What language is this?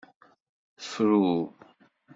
Kabyle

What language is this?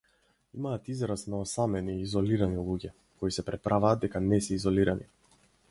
Macedonian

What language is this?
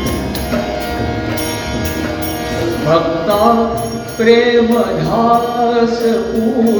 Marathi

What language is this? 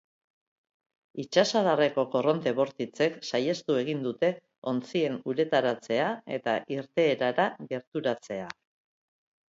Basque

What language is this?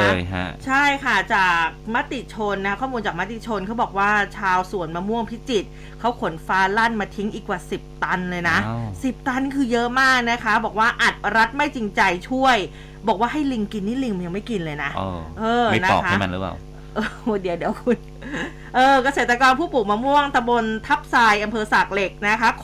Thai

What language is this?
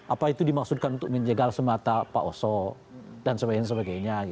Indonesian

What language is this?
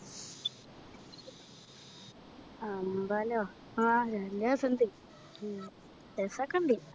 Malayalam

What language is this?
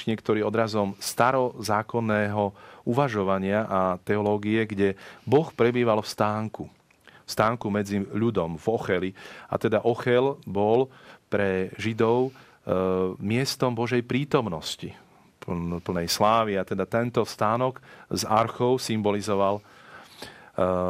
Slovak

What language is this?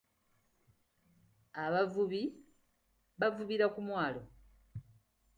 Ganda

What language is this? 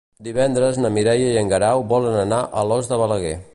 Catalan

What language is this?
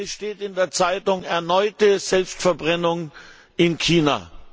German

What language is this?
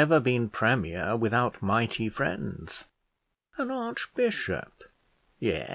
English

